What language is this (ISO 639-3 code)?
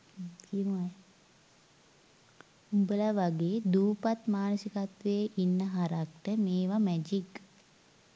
sin